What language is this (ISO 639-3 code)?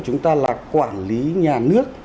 vie